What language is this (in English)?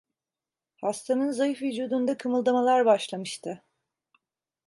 Turkish